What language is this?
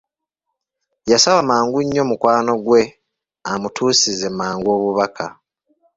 Ganda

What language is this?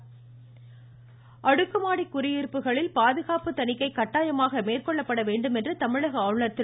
Tamil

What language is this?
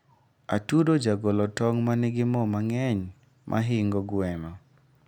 Luo (Kenya and Tanzania)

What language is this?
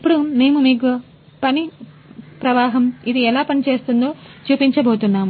Telugu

